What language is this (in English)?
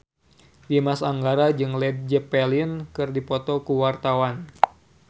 Sundanese